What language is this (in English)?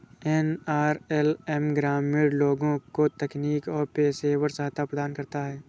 Hindi